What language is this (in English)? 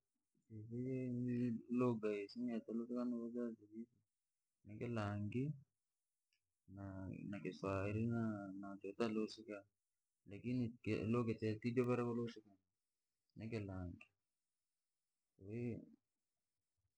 Langi